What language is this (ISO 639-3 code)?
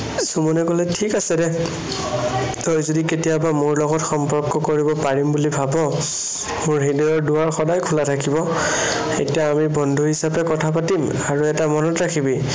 asm